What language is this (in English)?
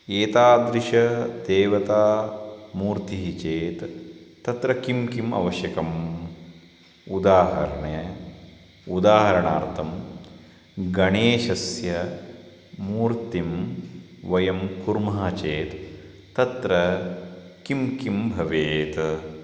Sanskrit